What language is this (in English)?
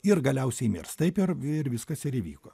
Lithuanian